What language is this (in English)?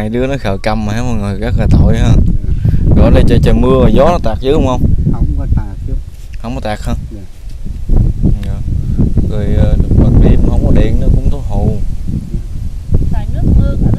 Vietnamese